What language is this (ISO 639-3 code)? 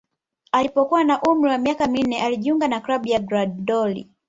swa